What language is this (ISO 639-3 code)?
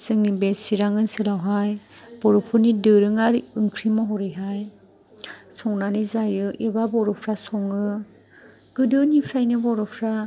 brx